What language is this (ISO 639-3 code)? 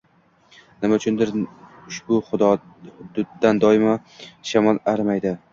uzb